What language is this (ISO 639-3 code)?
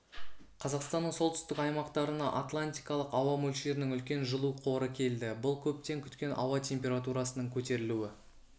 kaz